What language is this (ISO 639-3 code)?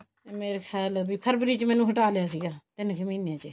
pan